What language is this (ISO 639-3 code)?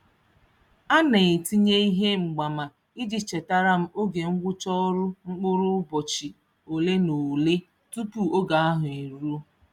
ibo